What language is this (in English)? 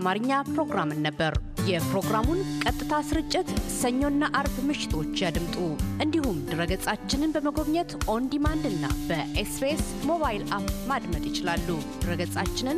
Amharic